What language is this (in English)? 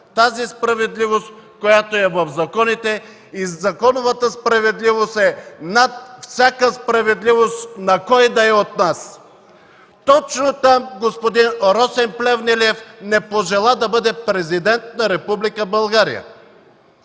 Bulgarian